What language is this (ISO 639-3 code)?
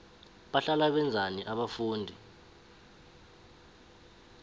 nbl